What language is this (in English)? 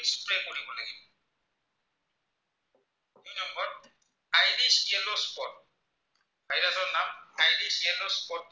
Assamese